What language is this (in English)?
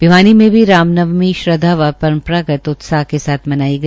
Hindi